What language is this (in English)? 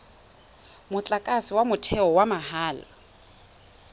Tswana